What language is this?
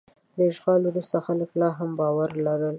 Pashto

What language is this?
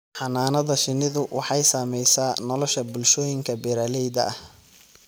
Somali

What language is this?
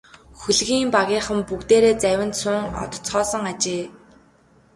Mongolian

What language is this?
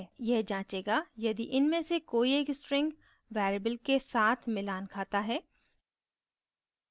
Hindi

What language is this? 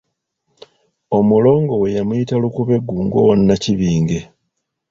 Ganda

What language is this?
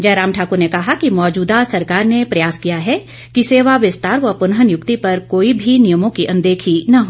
Hindi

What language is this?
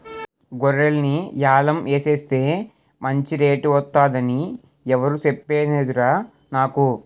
Telugu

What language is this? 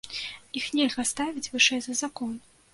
Belarusian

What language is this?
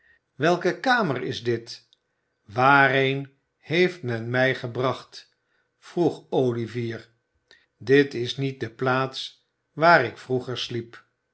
Dutch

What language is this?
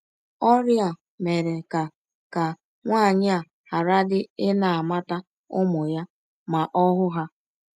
Igbo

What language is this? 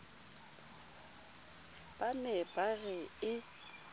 Southern Sotho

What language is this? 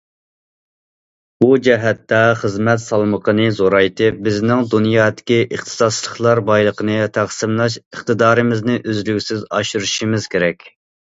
Uyghur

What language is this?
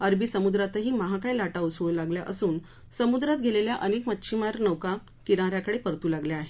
Marathi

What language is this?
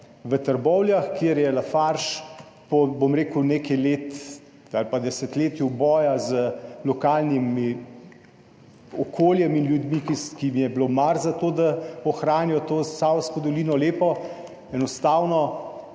Slovenian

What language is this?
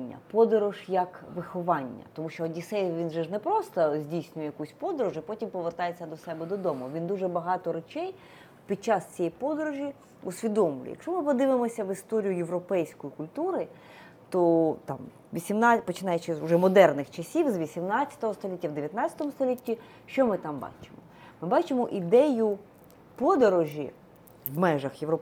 Ukrainian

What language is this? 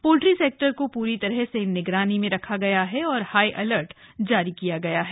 Hindi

